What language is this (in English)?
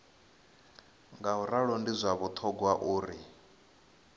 Venda